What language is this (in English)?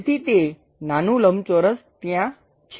Gujarati